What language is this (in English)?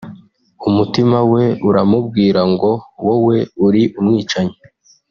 Kinyarwanda